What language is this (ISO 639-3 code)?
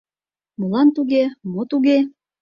chm